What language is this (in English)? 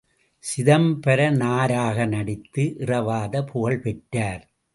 Tamil